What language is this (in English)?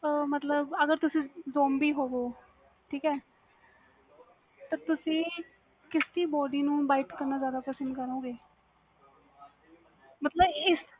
Punjabi